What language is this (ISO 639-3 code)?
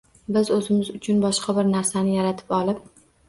uzb